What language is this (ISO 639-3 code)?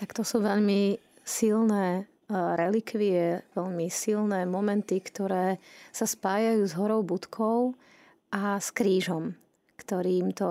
slk